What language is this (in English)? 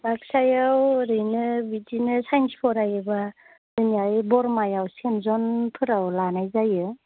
Bodo